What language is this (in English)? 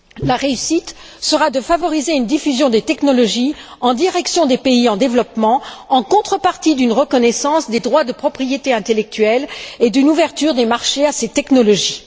French